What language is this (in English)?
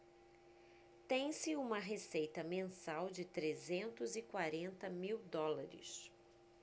Portuguese